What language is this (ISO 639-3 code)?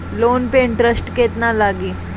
bho